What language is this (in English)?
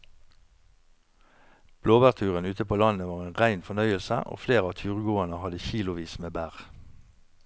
Norwegian